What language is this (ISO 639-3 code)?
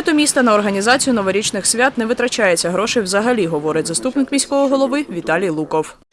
ukr